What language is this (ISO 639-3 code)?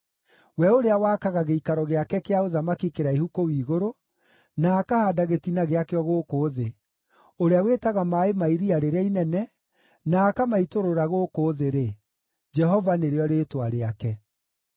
kik